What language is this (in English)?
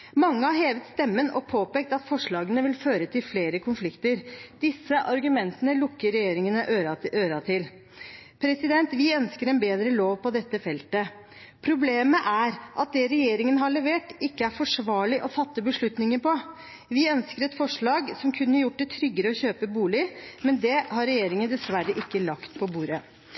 Norwegian Bokmål